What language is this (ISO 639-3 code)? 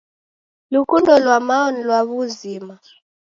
dav